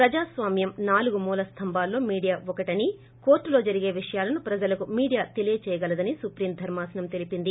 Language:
Telugu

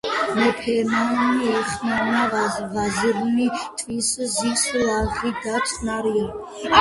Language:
Georgian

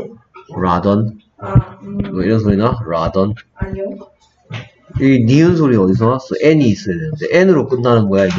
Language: Korean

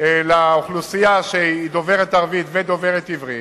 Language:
Hebrew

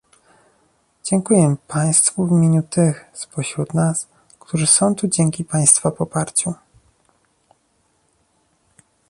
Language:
Polish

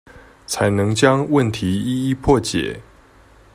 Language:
Chinese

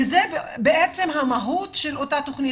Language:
Hebrew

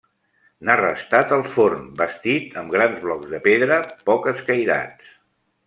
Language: Catalan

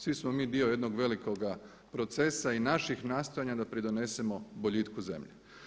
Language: Croatian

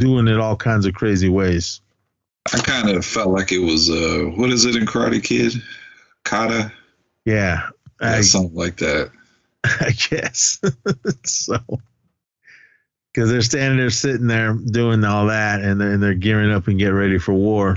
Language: English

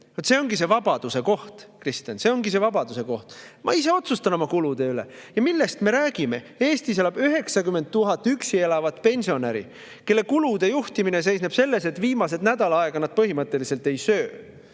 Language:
Estonian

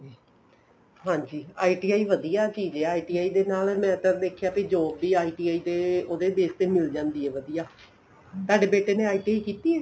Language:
Punjabi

